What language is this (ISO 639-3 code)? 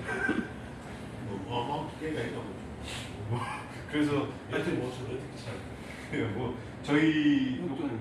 kor